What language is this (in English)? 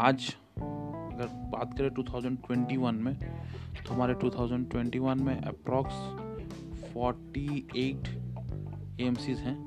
Hindi